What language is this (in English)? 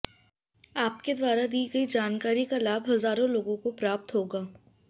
Sanskrit